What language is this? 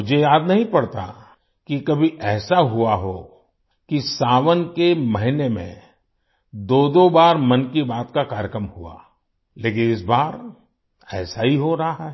Hindi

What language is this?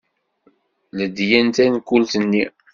Kabyle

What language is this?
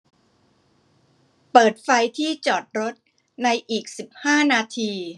Thai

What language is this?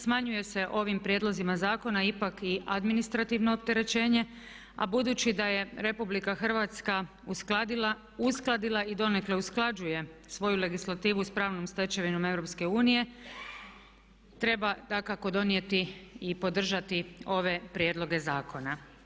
Croatian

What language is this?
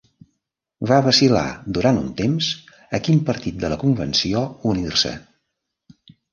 Catalan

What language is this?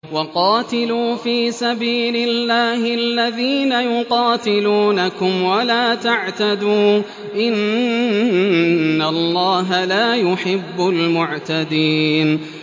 Arabic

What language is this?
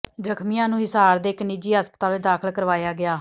Punjabi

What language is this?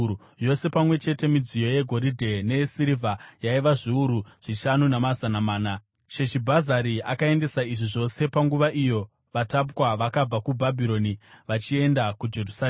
Shona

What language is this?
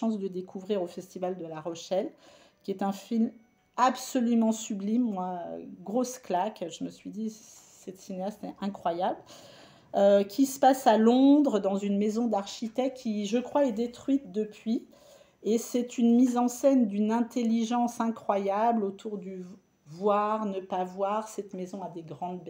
French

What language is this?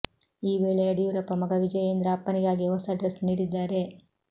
Kannada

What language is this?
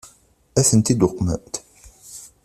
Kabyle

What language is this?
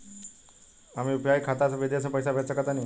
Bhojpuri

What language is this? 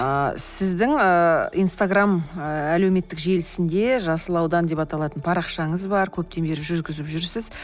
Kazakh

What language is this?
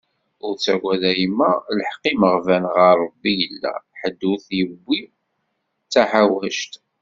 Kabyle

